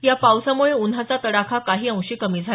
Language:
Marathi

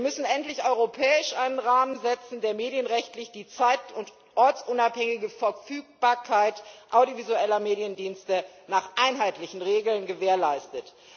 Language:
German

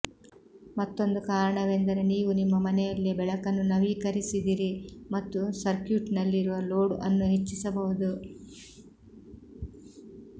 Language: Kannada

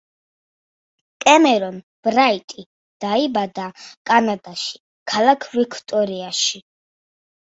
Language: Georgian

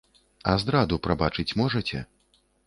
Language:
Belarusian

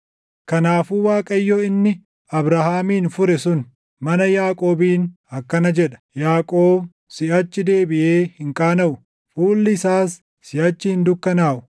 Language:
Oromo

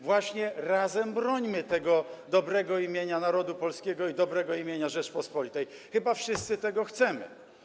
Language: Polish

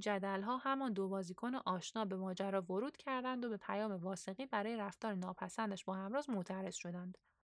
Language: Persian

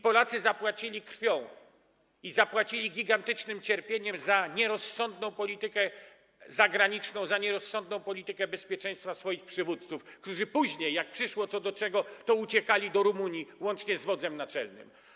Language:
Polish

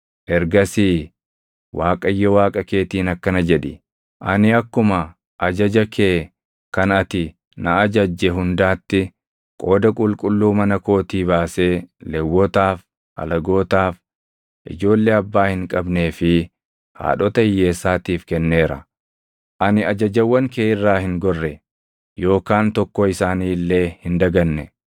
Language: Oromo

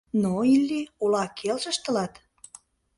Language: Mari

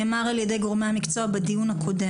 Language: Hebrew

